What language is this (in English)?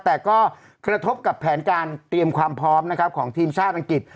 Thai